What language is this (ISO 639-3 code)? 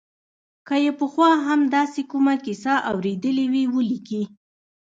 pus